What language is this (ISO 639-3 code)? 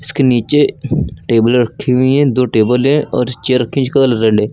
hin